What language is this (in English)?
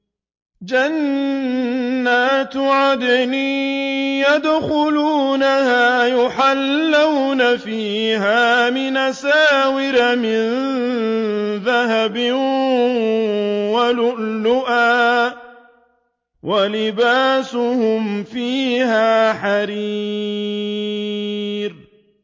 Arabic